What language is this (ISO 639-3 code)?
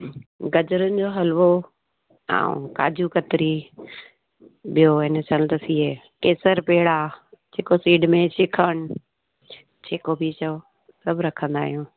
snd